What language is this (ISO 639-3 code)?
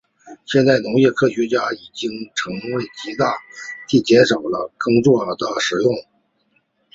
zho